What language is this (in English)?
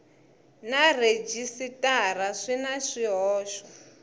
Tsonga